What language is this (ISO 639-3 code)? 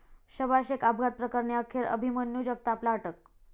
mar